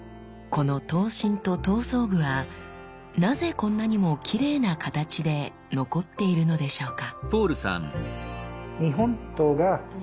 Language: Japanese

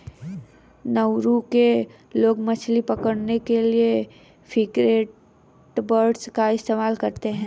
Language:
Hindi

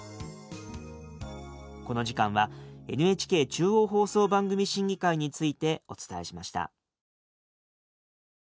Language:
Japanese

